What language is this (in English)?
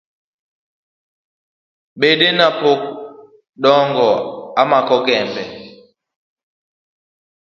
Luo (Kenya and Tanzania)